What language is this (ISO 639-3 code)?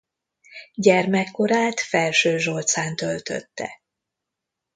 hun